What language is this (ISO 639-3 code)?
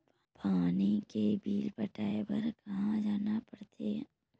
hne